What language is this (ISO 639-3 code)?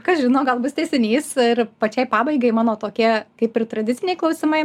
lit